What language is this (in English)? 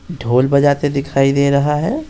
Hindi